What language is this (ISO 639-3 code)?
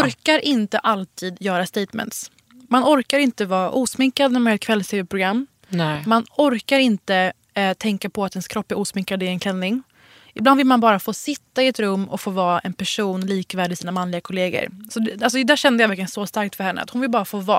swe